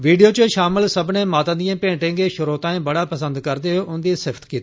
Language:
Dogri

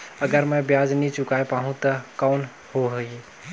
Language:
Chhattisgarhi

